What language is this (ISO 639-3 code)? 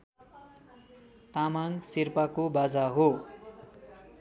nep